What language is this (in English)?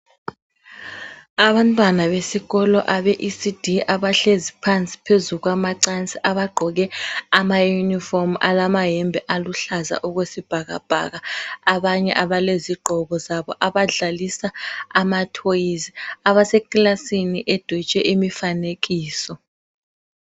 North Ndebele